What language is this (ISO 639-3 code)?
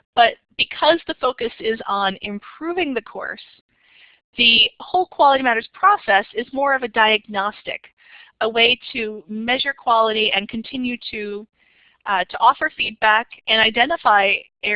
eng